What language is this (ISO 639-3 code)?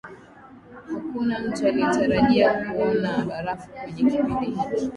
swa